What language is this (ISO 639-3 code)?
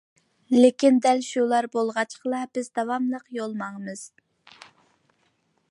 uig